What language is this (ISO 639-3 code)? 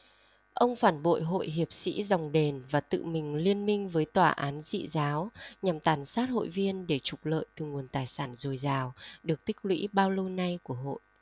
vie